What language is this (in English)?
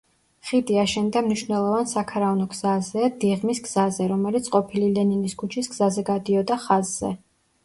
Georgian